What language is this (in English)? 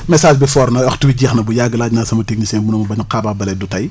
Wolof